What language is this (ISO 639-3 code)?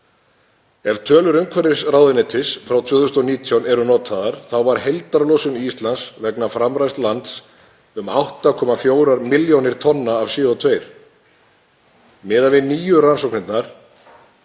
isl